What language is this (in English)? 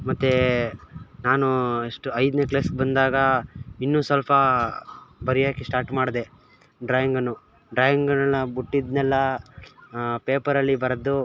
Kannada